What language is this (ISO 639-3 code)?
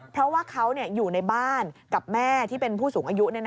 tha